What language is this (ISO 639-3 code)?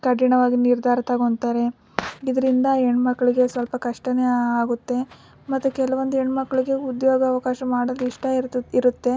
kan